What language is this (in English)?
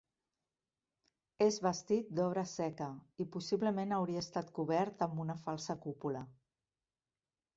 Catalan